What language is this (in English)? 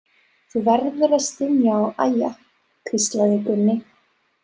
Icelandic